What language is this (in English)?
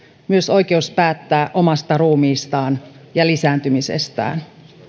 Finnish